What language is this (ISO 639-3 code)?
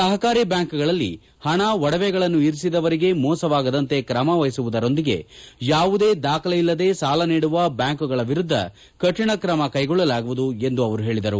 kan